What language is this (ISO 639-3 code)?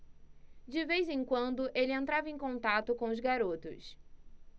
por